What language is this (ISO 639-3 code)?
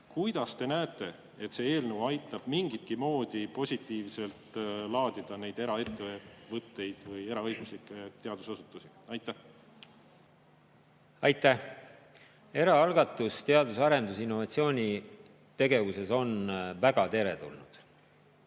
est